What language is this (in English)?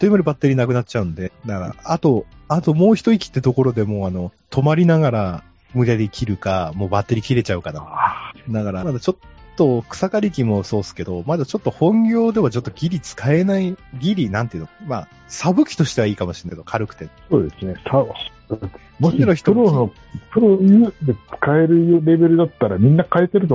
Japanese